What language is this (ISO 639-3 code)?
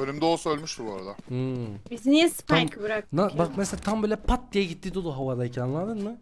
tur